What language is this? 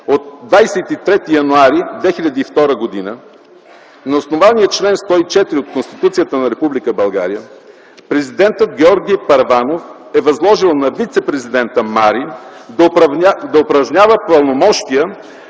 Bulgarian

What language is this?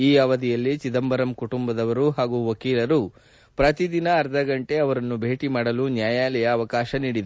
Kannada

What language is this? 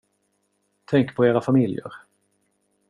Swedish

